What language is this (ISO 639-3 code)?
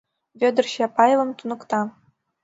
chm